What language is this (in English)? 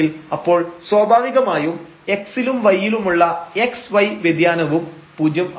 Malayalam